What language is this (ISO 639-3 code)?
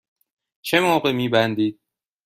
fas